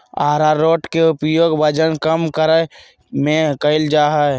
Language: Magahi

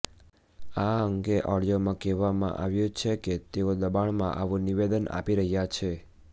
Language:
Gujarati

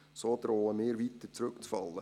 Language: Swiss German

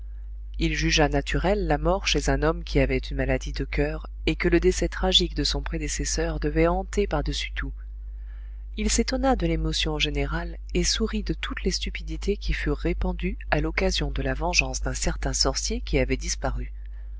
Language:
French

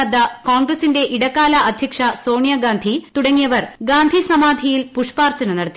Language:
Malayalam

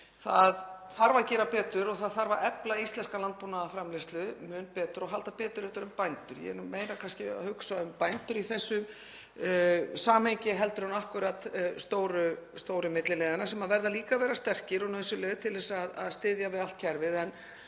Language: Icelandic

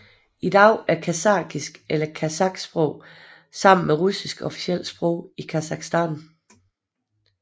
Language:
Danish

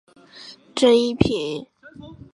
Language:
Chinese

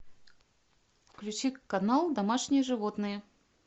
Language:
Russian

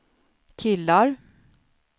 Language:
Swedish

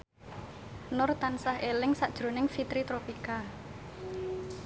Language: Javanese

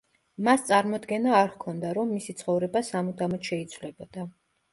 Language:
Georgian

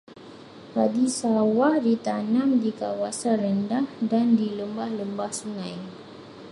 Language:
Malay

